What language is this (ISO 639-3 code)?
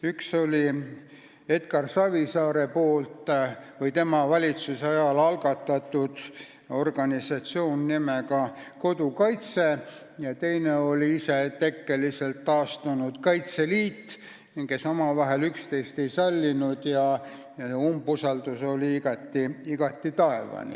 est